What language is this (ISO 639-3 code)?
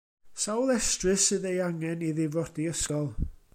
cym